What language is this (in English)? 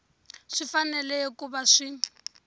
Tsonga